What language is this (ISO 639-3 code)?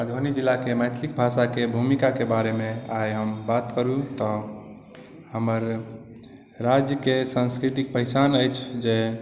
mai